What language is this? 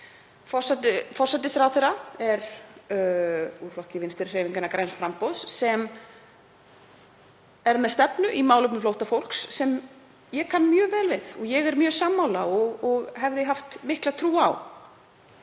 Icelandic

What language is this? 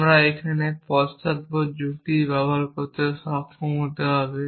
Bangla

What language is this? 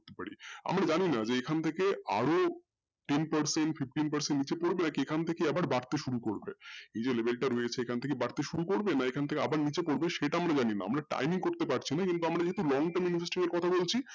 Bangla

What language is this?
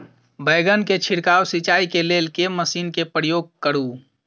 Maithili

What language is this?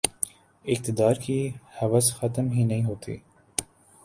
Urdu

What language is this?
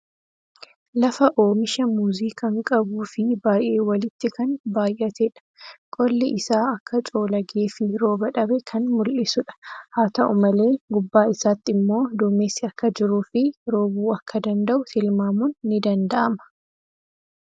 Oromo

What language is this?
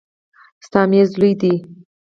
Pashto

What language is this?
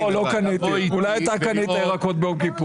Hebrew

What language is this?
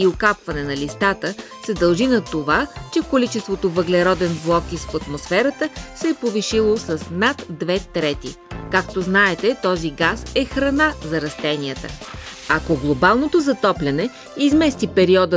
Bulgarian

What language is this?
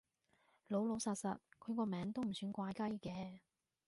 Cantonese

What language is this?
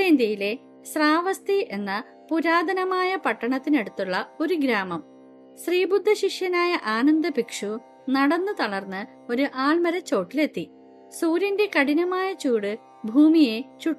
Malayalam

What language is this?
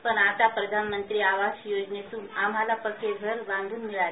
Marathi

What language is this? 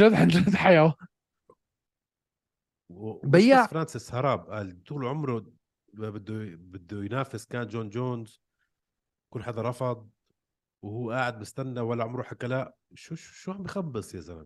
Arabic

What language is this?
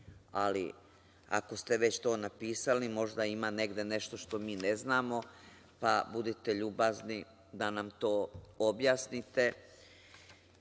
Serbian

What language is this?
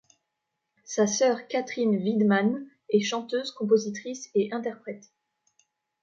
French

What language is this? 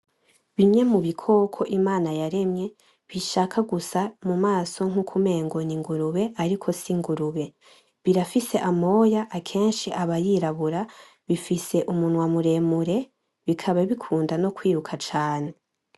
Rundi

